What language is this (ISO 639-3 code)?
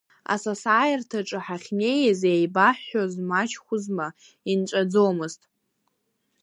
abk